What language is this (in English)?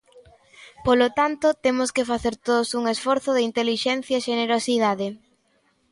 Galician